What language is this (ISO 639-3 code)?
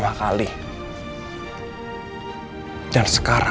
ind